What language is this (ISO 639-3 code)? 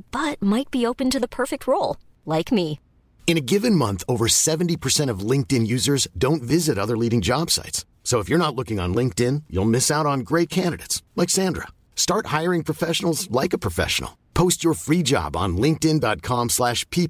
hin